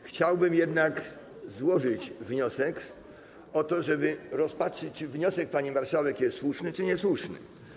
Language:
Polish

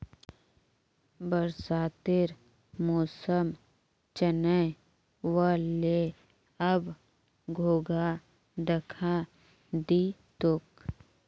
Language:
Magahi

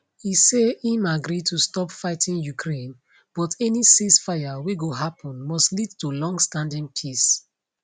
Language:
Nigerian Pidgin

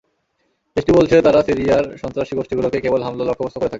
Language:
Bangla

